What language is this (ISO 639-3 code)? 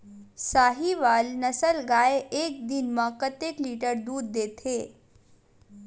hne